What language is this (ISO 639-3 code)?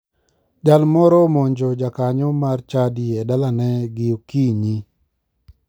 luo